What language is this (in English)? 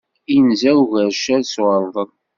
Kabyle